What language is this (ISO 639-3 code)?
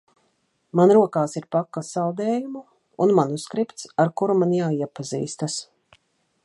lav